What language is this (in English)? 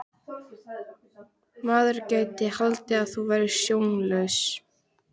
Icelandic